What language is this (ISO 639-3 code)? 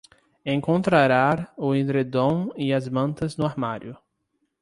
por